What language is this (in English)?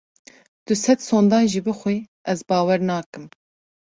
Kurdish